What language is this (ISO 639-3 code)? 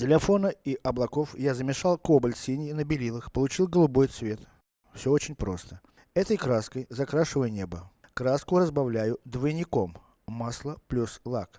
rus